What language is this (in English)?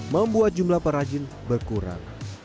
Indonesian